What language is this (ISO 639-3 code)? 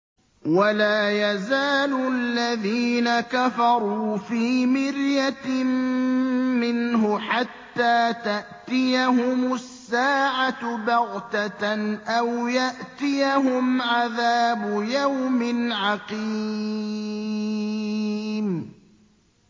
ara